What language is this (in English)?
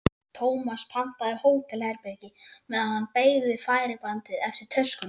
Icelandic